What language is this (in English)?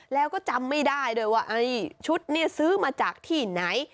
Thai